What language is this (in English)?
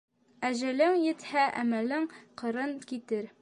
Bashkir